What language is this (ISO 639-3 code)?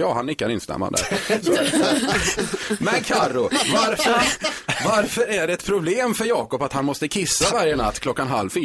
swe